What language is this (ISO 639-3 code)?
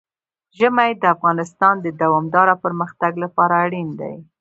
pus